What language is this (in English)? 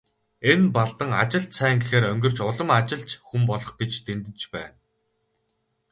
Mongolian